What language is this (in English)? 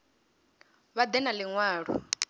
Venda